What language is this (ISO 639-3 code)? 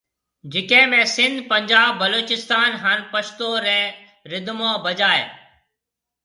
mve